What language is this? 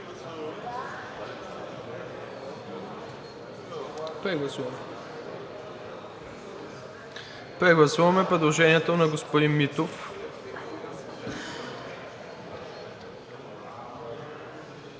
Bulgarian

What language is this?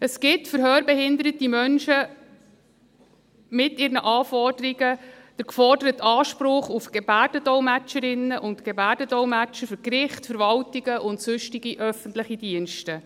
Swiss German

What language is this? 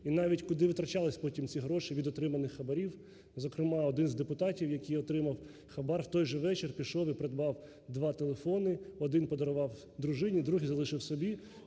Ukrainian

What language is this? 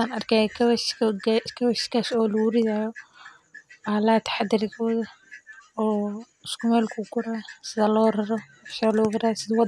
Somali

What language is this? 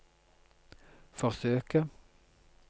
Norwegian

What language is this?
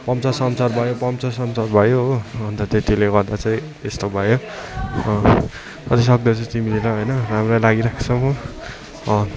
Nepali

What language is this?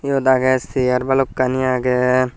Chakma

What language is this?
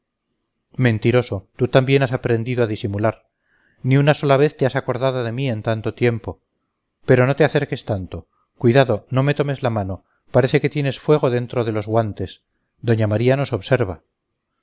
Spanish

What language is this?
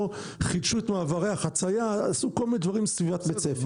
Hebrew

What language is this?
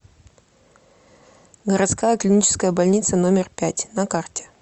Russian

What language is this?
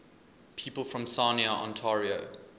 English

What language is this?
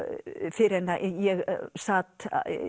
Icelandic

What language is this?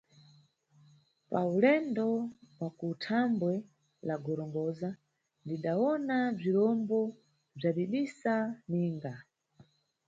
Nyungwe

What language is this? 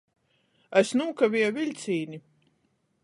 Latgalian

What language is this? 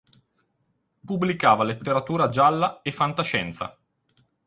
Italian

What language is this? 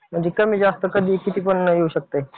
Marathi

